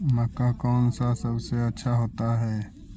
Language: Magahi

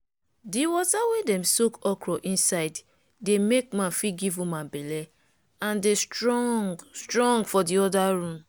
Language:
Nigerian Pidgin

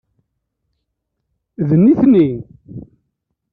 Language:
Kabyle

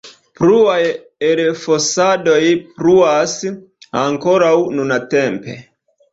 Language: Esperanto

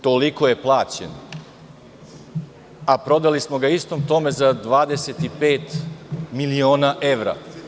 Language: Serbian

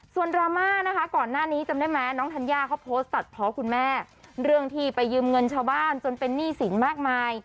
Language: Thai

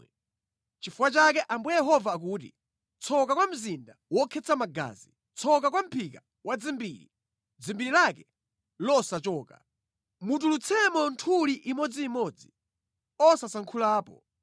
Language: Nyanja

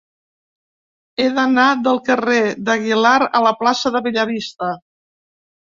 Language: Catalan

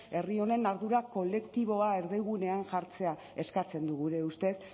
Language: Basque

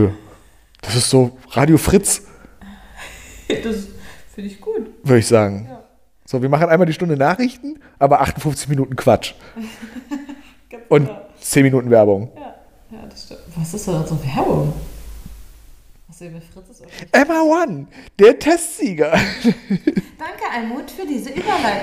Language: German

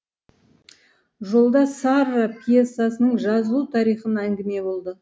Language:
Kazakh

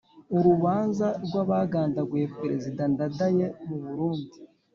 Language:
Kinyarwanda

